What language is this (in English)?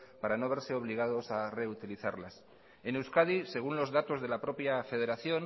Spanish